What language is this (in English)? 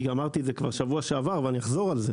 Hebrew